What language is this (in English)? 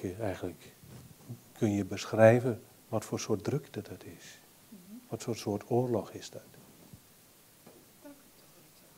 Dutch